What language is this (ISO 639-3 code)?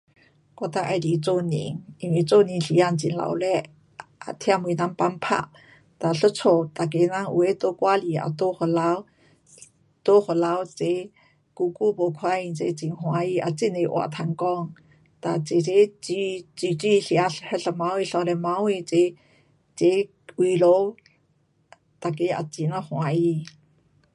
cpx